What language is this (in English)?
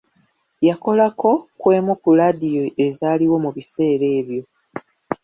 Ganda